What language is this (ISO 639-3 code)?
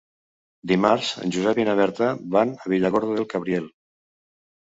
cat